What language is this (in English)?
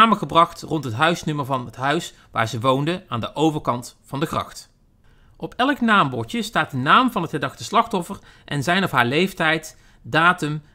Dutch